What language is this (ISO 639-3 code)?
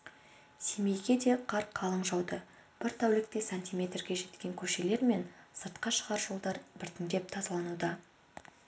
kaz